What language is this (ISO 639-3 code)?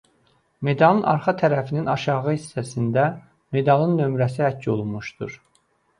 aze